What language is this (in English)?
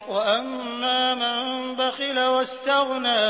Arabic